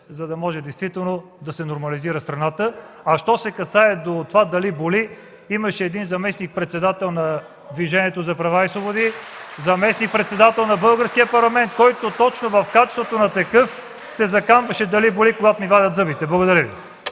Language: Bulgarian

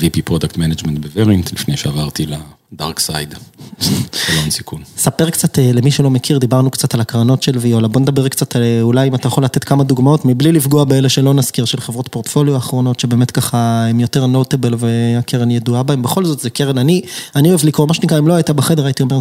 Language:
Hebrew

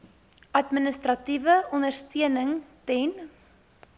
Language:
Afrikaans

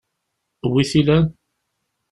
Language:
Kabyle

